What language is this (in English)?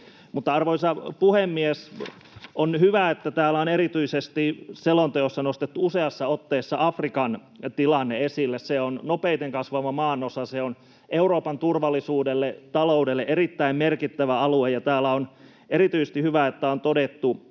Finnish